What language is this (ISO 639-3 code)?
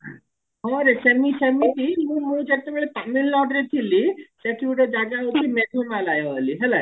ori